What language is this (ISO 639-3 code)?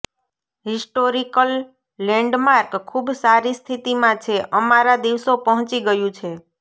guj